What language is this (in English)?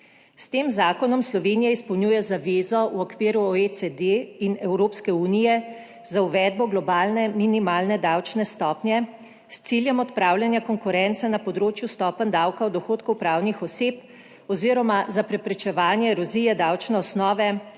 Slovenian